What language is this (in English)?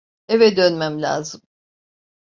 Turkish